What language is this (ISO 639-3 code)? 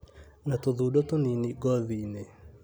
kik